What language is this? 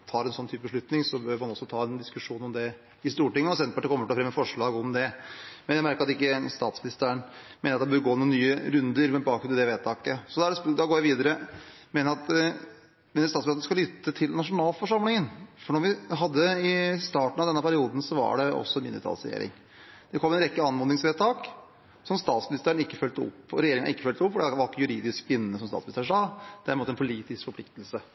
Norwegian Bokmål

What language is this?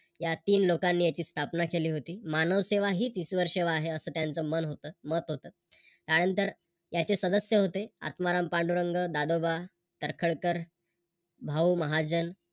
Marathi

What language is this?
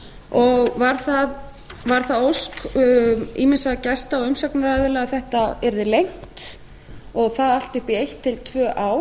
Icelandic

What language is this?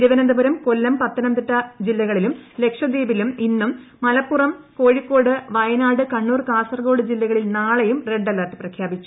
Malayalam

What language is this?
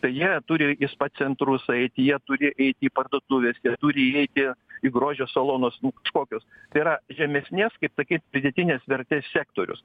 Lithuanian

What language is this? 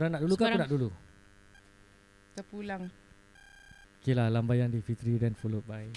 Malay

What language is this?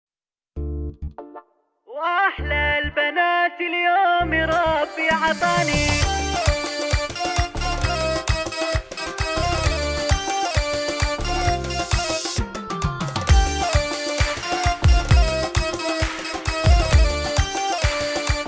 Arabic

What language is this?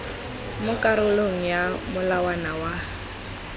Tswana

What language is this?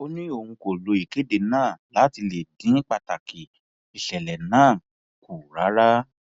Yoruba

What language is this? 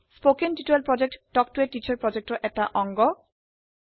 Assamese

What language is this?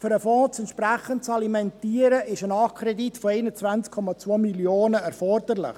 Swiss German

